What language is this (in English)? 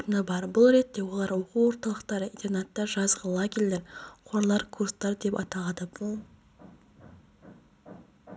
Kazakh